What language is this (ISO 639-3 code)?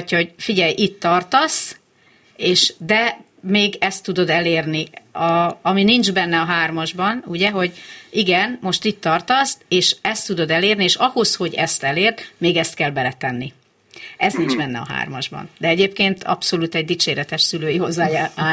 hun